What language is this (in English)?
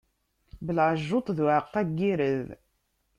Kabyle